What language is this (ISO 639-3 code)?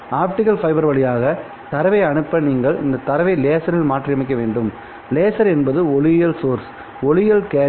tam